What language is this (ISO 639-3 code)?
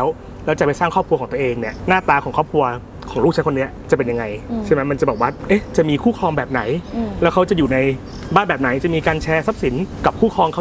tha